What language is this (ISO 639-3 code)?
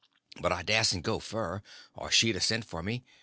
eng